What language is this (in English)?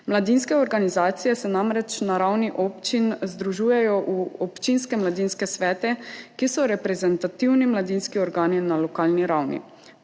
Slovenian